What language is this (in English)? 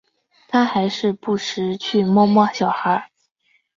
Chinese